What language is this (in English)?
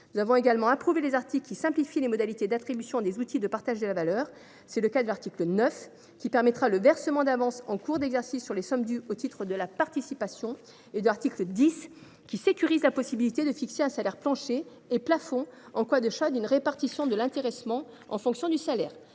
French